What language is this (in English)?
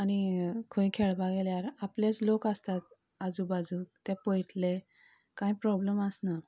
Konkani